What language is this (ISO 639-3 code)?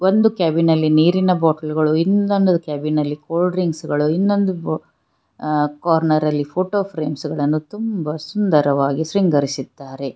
kan